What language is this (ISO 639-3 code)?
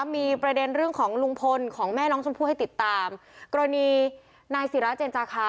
tha